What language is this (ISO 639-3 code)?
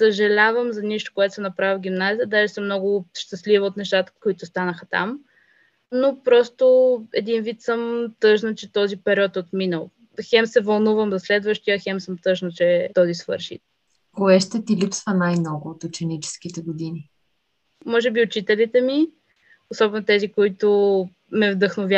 bul